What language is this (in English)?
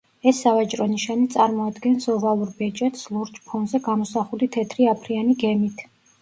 Georgian